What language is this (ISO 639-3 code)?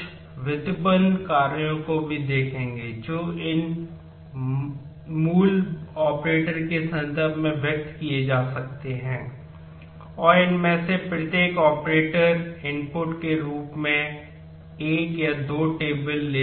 hin